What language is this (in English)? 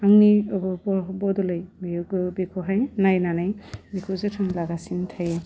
Bodo